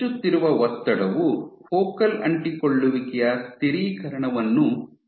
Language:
Kannada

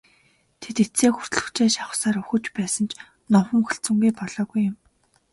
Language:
Mongolian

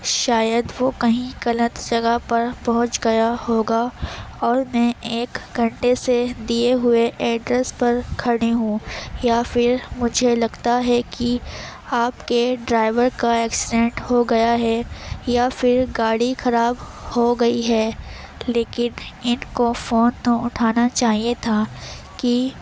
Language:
Urdu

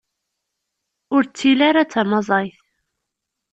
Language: Kabyle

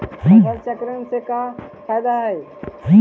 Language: Magahi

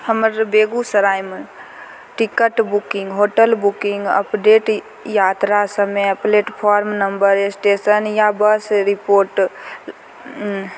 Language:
Maithili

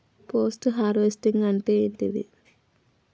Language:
Telugu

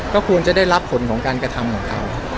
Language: Thai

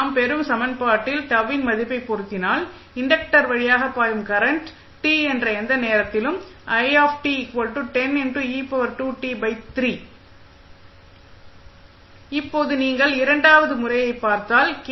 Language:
Tamil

